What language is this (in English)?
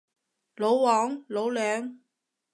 Cantonese